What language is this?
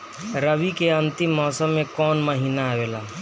Bhojpuri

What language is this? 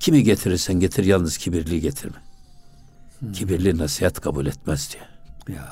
Turkish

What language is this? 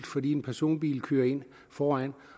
Danish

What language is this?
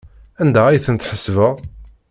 Kabyle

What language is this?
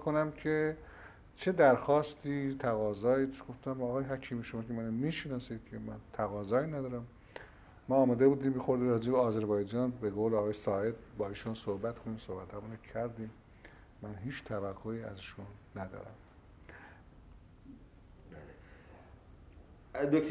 Persian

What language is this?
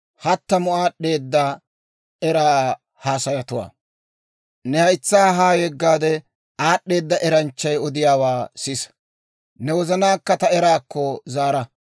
Dawro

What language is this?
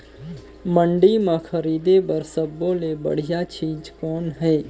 Chhattisgarhi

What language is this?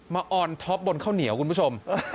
Thai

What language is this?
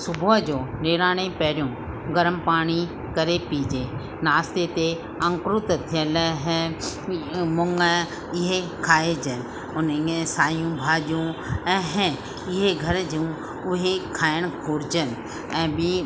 Sindhi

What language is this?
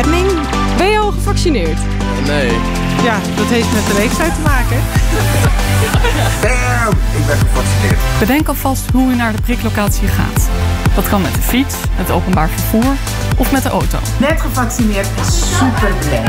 Dutch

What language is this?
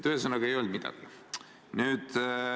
Estonian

